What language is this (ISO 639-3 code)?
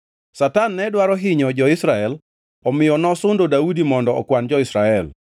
luo